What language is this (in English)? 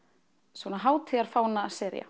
Icelandic